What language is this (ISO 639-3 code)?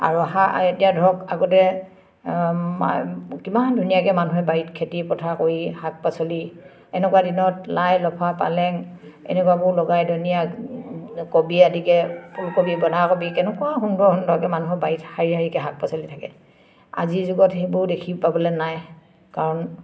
asm